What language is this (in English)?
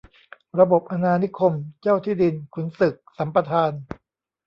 Thai